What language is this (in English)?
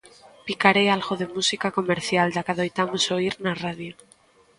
Galician